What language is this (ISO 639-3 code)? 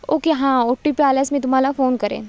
mar